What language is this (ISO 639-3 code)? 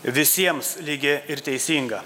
lit